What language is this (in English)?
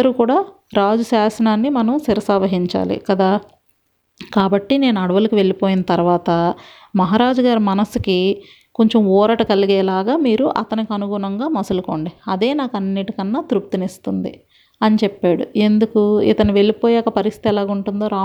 Telugu